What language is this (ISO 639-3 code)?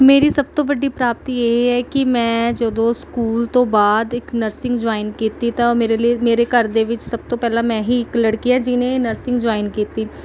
pan